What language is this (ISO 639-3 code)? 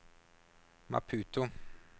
nor